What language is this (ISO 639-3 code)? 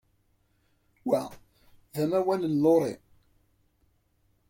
kab